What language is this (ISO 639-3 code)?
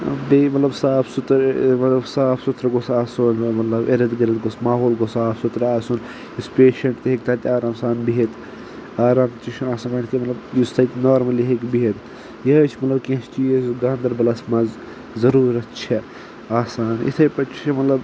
kas